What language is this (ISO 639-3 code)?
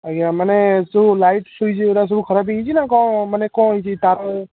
ori